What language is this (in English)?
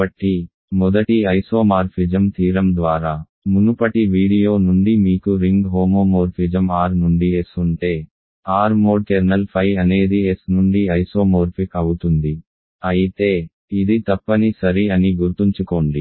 Telugu